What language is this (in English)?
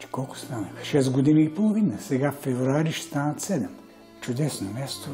Bulgarian